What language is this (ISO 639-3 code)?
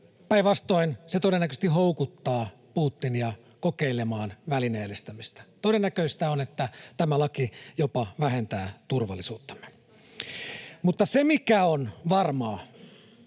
fin